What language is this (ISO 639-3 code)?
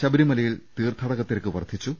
mal